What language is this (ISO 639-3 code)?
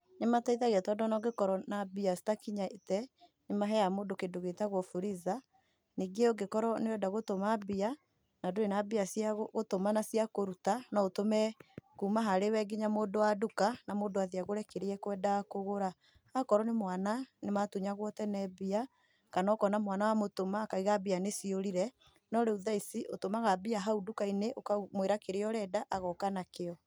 kik